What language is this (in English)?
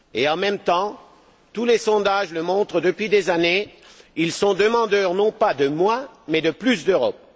French